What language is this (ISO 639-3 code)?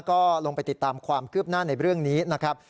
tha